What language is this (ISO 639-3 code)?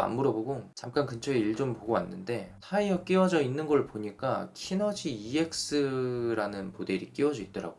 kor